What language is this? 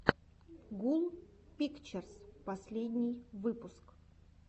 Russian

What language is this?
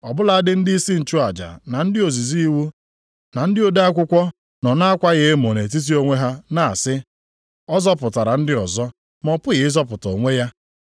Igbo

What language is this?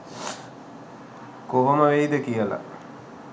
Sinhala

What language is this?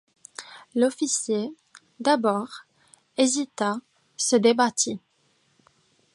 French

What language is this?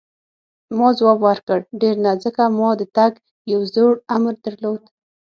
Pashto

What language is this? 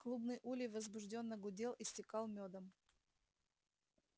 Russian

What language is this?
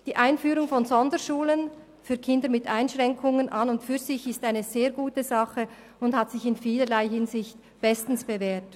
Swiss German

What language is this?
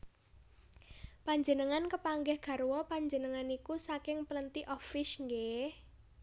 Javanese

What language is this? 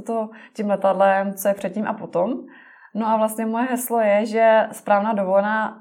Czech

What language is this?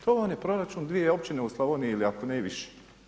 Croatian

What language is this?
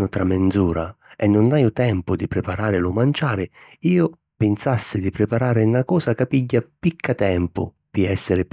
Sicilian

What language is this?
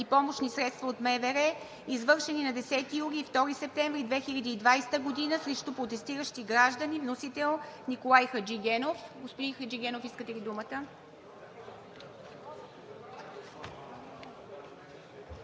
Bulgarian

